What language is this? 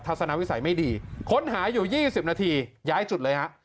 Thai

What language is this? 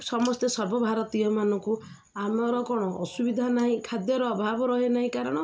Odia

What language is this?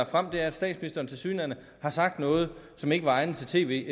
Danish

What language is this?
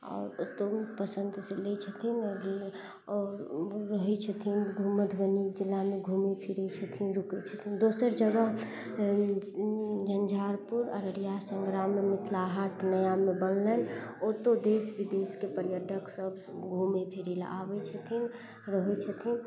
Maithili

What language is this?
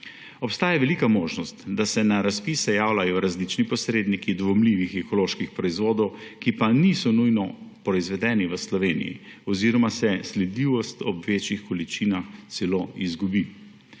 Slovenian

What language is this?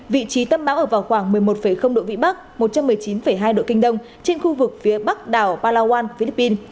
Vietnamese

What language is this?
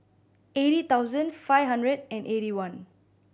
English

